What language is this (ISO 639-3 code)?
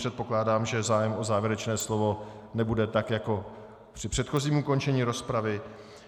ces